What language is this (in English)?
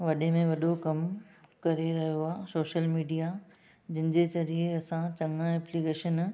Sindhi